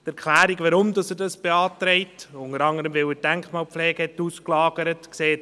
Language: Swiss German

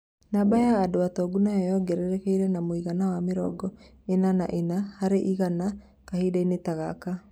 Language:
Kikuyu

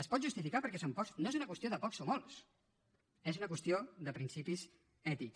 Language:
Catalan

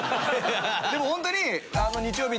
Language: Japanese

